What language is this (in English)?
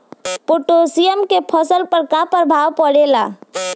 Bhojpuri